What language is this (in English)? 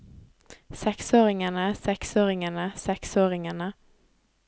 Norwegian